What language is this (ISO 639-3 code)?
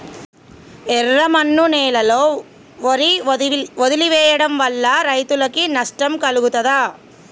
tel